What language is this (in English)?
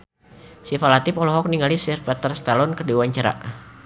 Sundanese